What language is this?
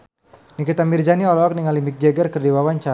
Sundanese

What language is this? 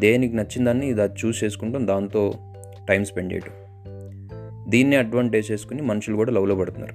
Telugu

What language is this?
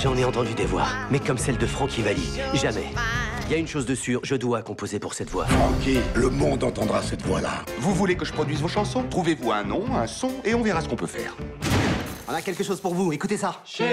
French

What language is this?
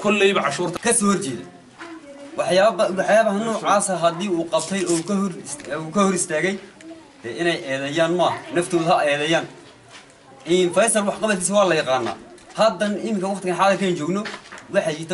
Arabic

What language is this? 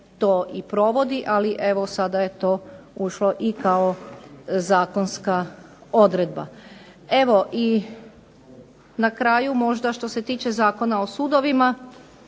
Croatian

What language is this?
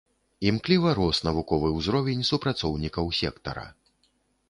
Belarusian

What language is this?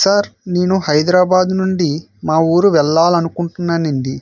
Telugu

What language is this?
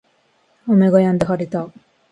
Japanese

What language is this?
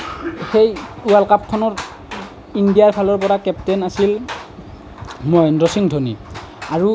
Assamese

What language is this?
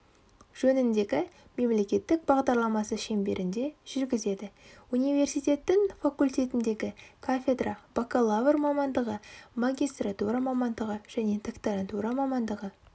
Kazakh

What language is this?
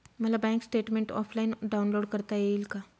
Marathi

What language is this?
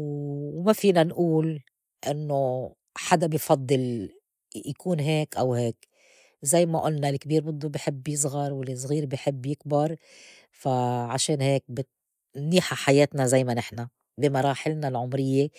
North Levantine Arabic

